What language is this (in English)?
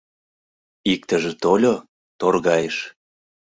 Mari